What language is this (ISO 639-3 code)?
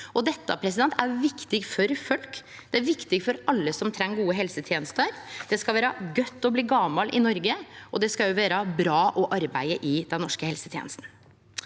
nor